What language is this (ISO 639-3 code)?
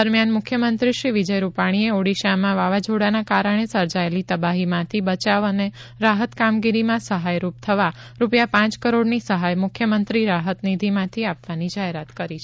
guj